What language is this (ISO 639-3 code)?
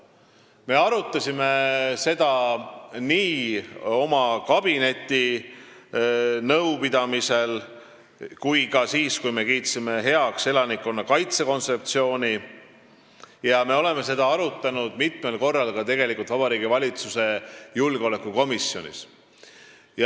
est